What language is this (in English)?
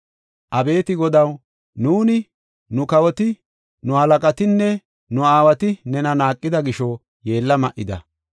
Gofa